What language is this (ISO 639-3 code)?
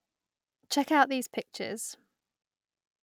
eng